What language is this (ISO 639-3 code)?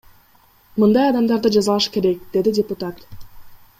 kir